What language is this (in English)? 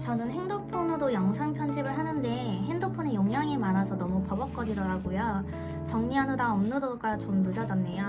Korean